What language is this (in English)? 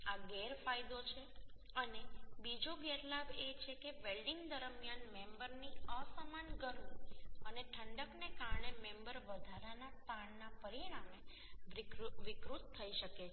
Gujarati